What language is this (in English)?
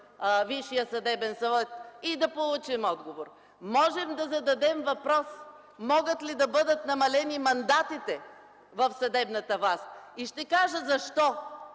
Bulgarian